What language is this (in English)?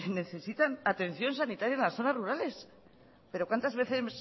Spanish